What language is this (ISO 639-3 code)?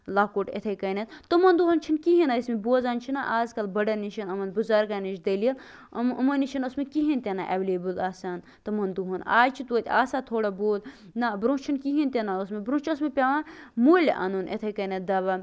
kas